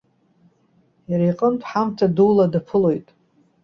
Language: Abkhazian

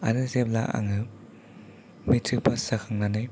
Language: Bodo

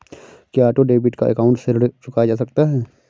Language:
Hindi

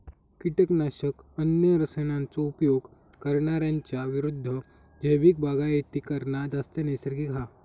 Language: Marathi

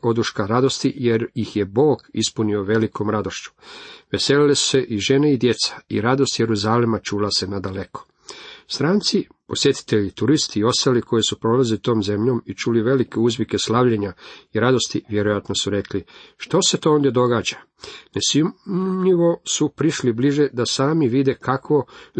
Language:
Croatian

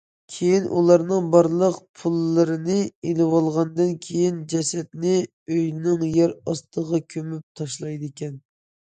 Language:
Uyghur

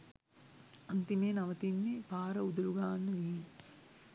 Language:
Sinhala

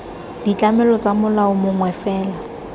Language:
Tswana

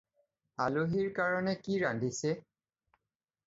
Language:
Assamese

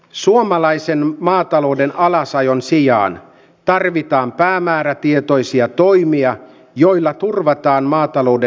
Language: Finnish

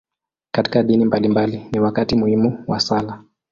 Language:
Swahili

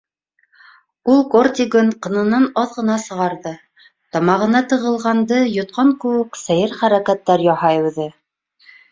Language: Bashkir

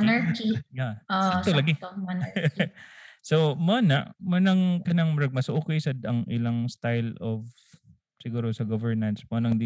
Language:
Filipino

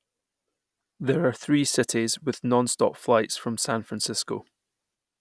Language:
English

